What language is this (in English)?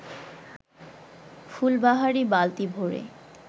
Bangla